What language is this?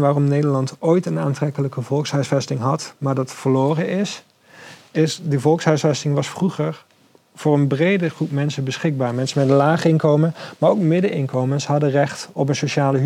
Dutch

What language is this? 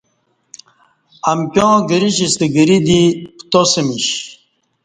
Kati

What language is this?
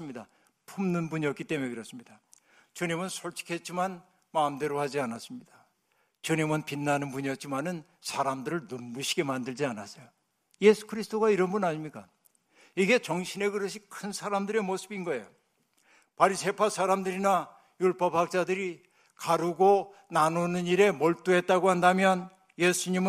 Korean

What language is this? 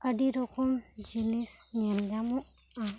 Santali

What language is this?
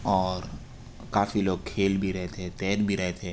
Urdu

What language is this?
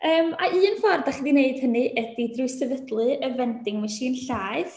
Welsh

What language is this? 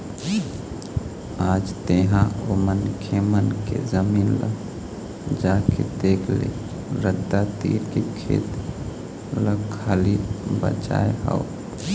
Chhattisgarhi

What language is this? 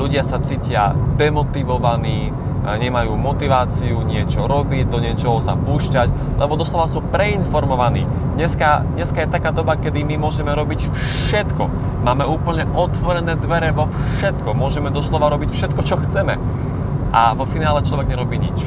Slovak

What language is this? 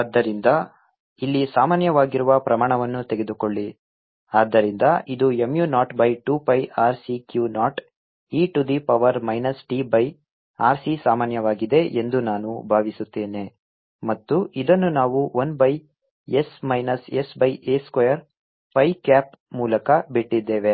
Kannada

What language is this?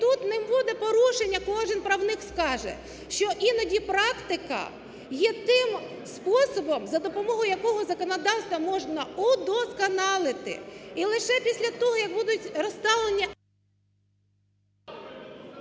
Ukrainian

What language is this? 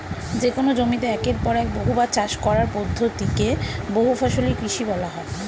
Bangla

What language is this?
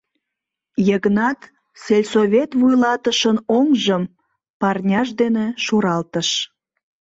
Mari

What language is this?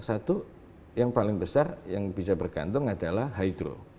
Indonesian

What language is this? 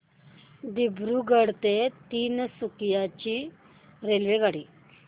Marathi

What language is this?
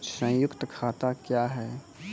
Maithili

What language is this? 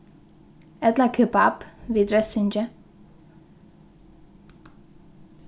Faroese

